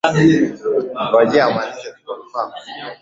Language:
Swahili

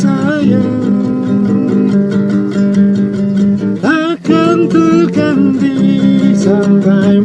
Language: Indonesian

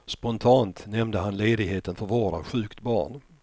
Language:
Swedish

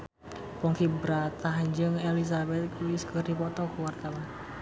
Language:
Sundanese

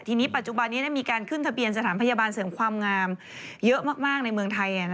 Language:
Thai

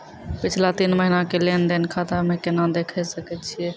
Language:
Maithili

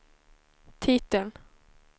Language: Swedish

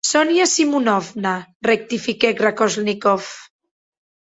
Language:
Occitan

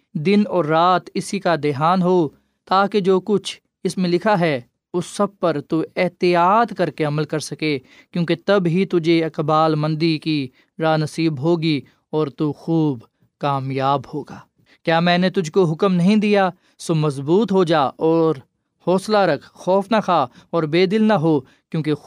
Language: Urdu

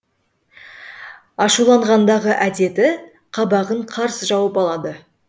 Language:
Kazakh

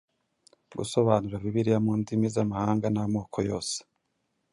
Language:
Kinyarwanda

